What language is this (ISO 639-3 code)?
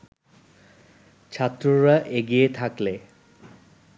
ben